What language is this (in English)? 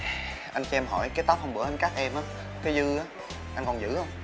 Vietnamese